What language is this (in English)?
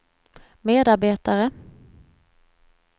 Swedish